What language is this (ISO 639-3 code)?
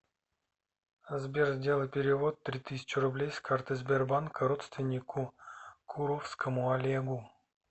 rus